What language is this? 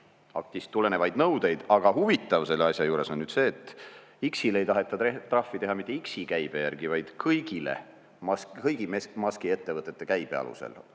Estonian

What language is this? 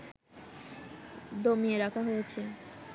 Bangla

